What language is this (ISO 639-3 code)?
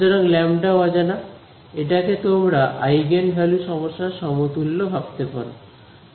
ben